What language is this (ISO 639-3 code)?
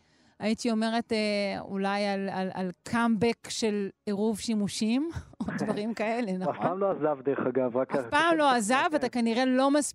heb